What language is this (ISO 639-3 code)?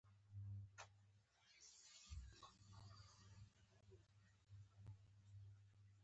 pus